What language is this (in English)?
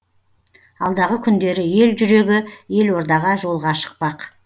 Kazakh